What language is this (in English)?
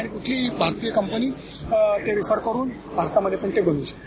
Marathi